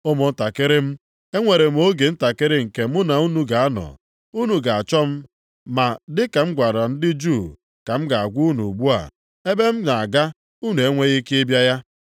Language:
Igbo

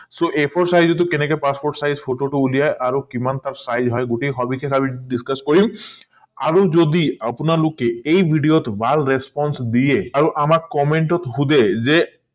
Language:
Assamese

